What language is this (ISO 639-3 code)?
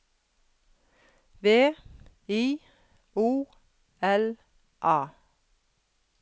nor